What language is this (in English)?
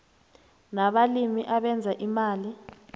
South Ndebele